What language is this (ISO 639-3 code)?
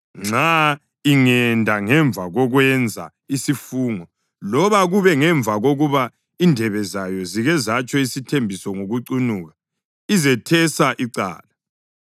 nde